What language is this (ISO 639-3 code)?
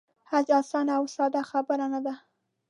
pus